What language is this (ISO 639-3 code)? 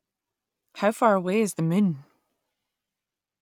eng